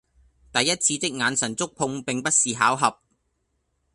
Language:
Cantonese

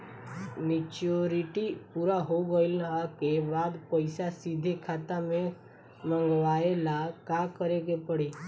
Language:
Bhojpuri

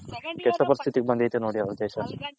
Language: Kannada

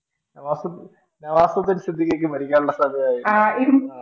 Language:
Malayalam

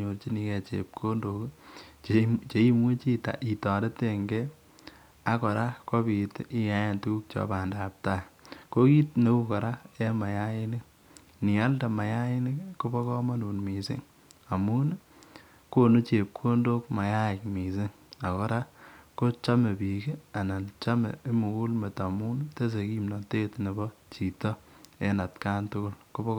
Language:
Kalenjin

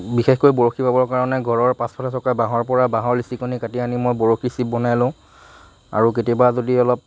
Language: Assamese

